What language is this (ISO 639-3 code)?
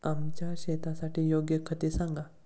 mar